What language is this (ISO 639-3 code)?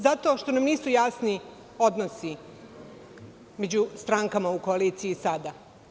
srp